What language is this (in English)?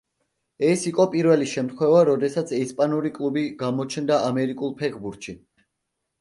Georgian